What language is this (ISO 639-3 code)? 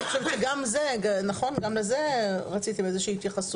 heb